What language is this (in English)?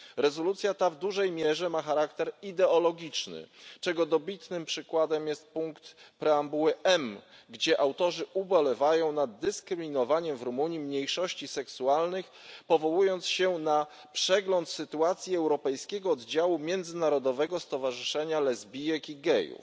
Polish